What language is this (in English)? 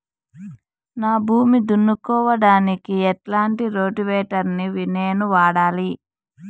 Telugu